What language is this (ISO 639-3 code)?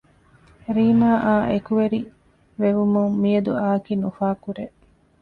div